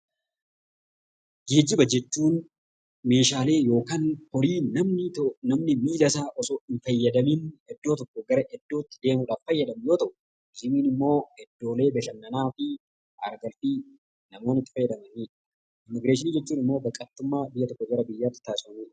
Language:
Oromo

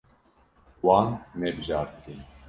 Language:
Kurdish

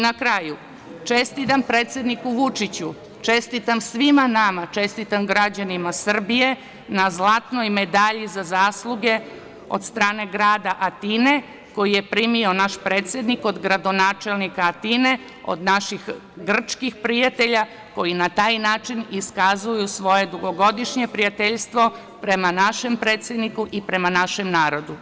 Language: Serbian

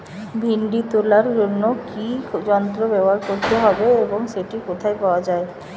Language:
Bangla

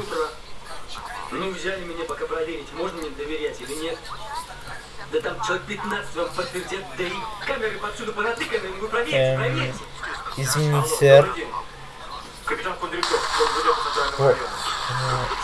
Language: Russian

